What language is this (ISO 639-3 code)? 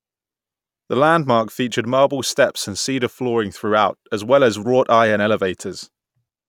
eng